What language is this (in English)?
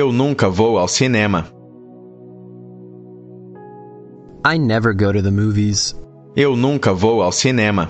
Portuguese